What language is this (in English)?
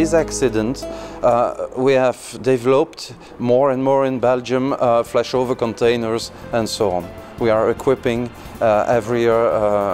Swedish